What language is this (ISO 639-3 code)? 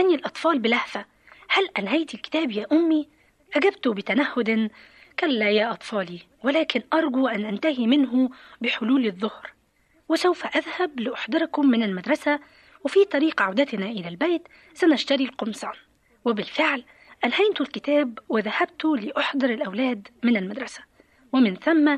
ara